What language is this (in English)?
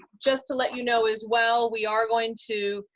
English